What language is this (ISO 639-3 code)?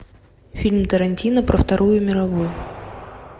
rus